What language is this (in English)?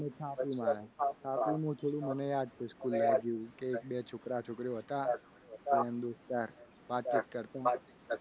Gujarati